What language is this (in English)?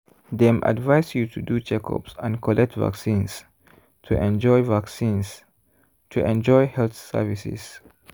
Nigerian Pidgin